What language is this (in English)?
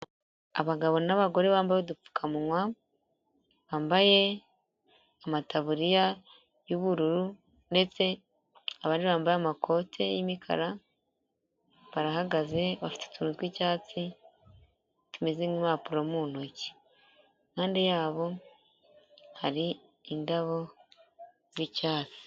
Kinyarwanda